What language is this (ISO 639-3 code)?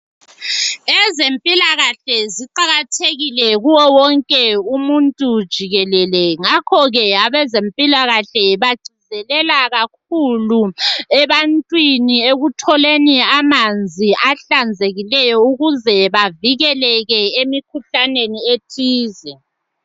nde